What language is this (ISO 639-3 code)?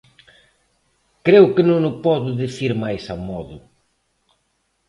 glg